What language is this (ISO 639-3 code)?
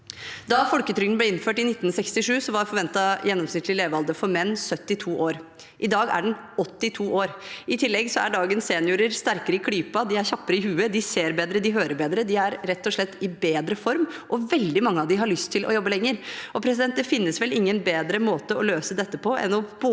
nor